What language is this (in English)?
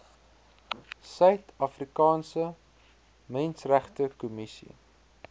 Afrikaans